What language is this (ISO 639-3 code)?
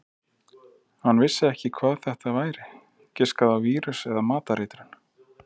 isl